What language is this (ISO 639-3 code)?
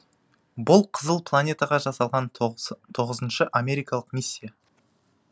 kaz